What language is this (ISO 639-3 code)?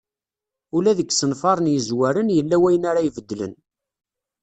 kab